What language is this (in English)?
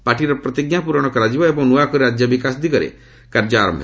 Odia